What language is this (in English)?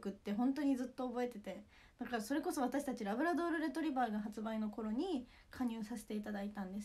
Japanese